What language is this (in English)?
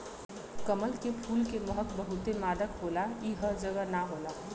Bhojpuri